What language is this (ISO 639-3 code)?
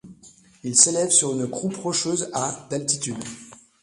fra